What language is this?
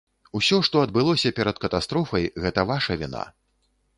Belarusian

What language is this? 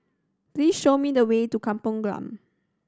English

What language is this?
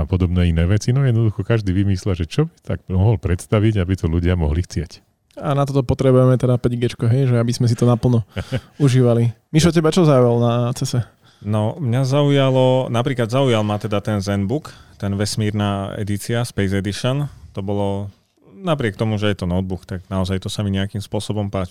Slovak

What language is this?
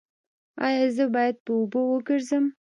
Pashto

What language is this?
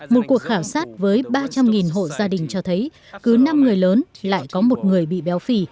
Vietnamese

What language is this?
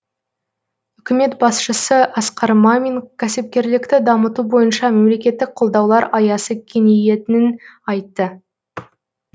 Kazakh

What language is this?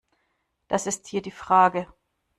German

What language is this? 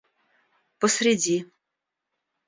Russian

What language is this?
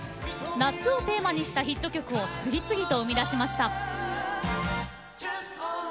Japanese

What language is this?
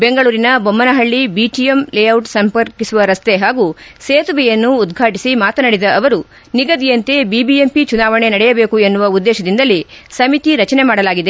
Kannada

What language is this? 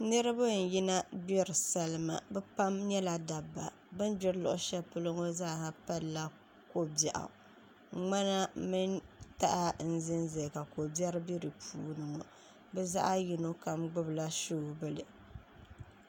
Dagbani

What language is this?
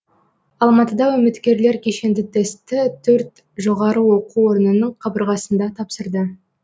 Kazakh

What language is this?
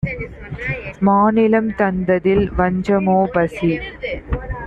Tamil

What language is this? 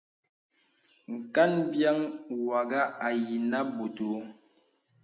Bebele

